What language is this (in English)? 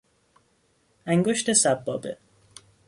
Persian